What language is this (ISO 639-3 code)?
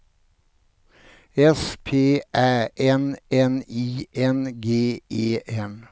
swe